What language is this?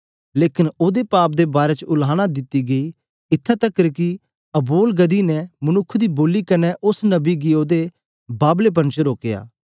Dogri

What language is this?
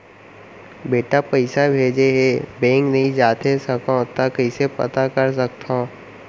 Chhattisgarhi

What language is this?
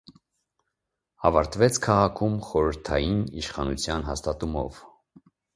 Armenian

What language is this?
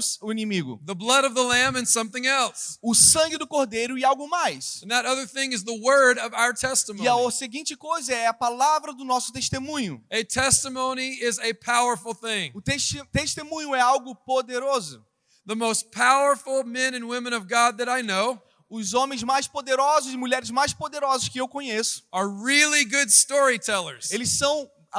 Portuguese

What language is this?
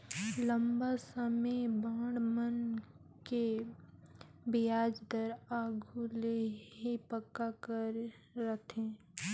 Chhattisgarhi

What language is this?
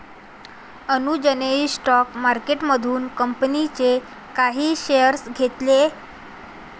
Marathi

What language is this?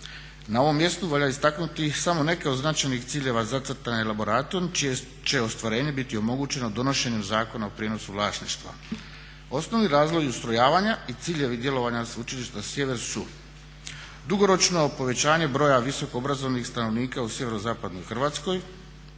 Croatian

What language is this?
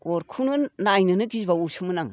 Bodo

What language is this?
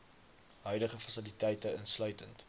Afrikaans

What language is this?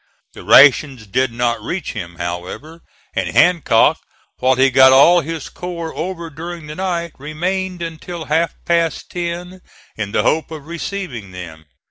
English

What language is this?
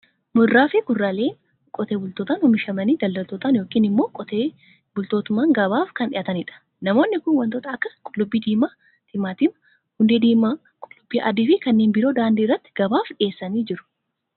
Oromo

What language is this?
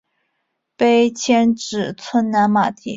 Chinese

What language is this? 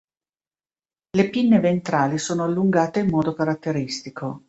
Italian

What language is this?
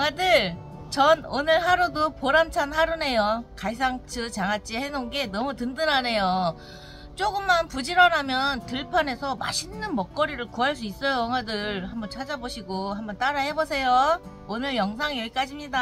Korean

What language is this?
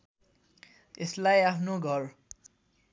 Nepali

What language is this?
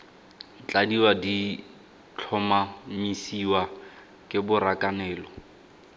Tswana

